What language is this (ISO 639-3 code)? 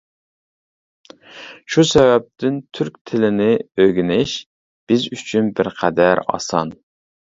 uig